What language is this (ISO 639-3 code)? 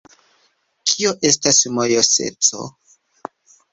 epo